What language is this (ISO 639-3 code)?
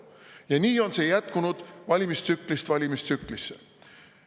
est